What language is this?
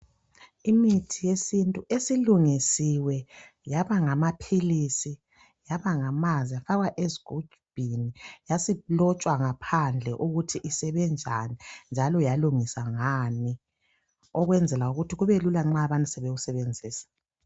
North Ndebele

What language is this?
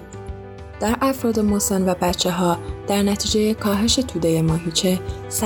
Persian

